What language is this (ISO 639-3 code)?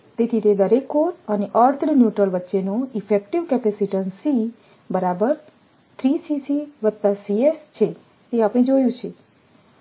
guj